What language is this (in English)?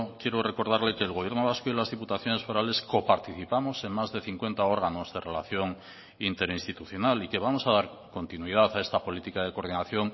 Spanish